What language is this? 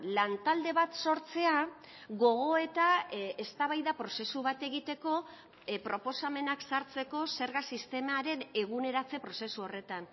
Basque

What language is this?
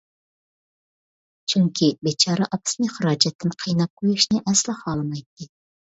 Uyghur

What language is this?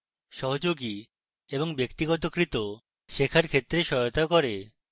Bangla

